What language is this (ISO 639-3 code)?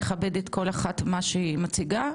heb